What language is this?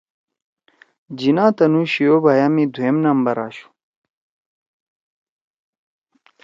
Torwali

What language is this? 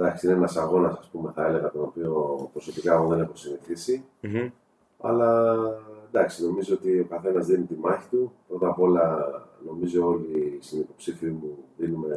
Greek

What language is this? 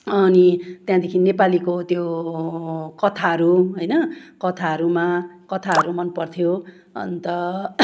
Nepali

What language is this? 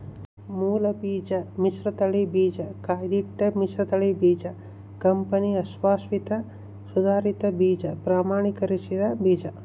Kannada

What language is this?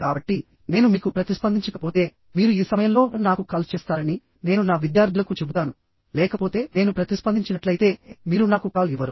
Telugu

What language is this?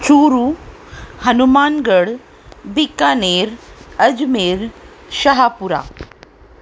Sindhi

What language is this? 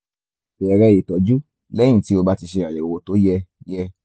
Yoruba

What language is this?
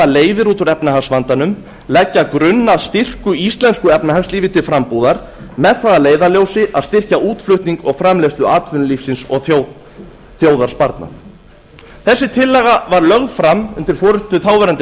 Icelandic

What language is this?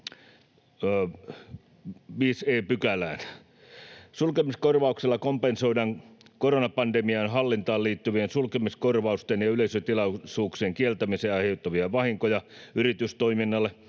Finnish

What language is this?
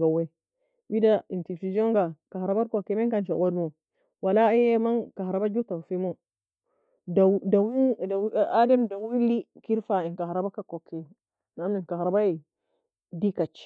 Nobiin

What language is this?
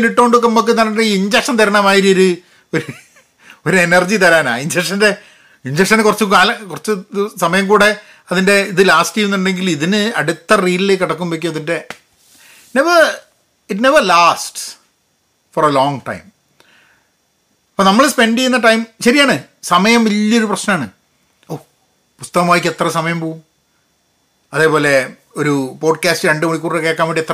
Malayalam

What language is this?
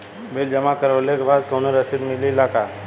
Bhojpuri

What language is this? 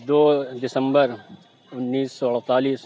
Urdu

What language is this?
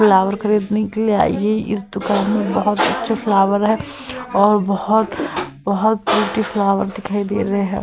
Hindi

